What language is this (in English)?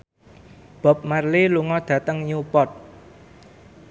Javanese